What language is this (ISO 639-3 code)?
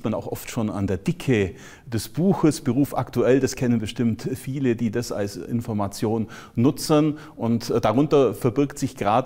deu